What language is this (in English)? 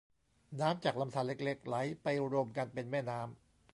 Thai